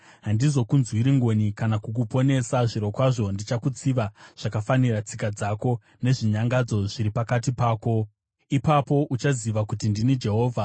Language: Shona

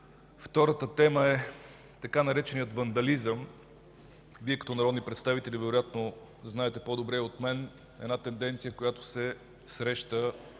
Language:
Bulgarian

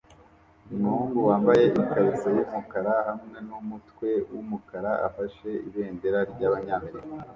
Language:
Kinyarwanda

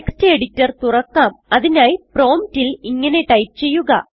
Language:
Malayalam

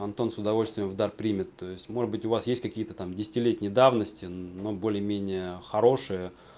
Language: Russian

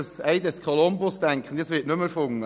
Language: Swiss German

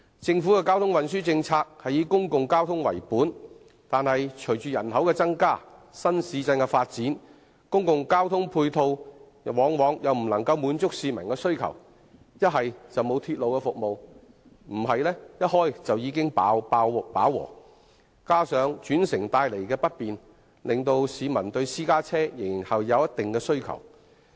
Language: Cantonese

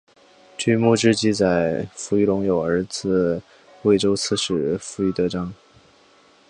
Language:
Chinese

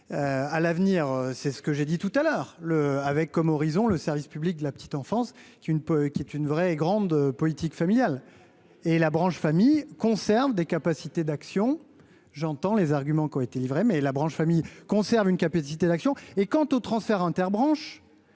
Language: French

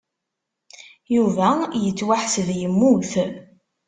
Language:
Kabyle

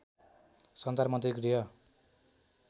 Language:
Nepali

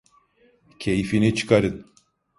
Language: Turkish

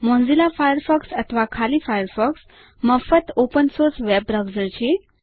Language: Gujarati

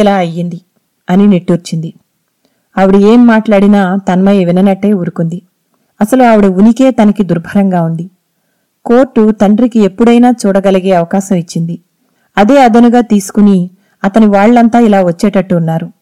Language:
Telugu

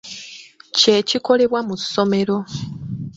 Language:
Ganda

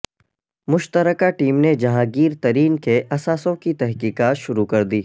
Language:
Urdu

